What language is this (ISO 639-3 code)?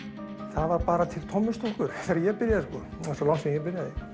isl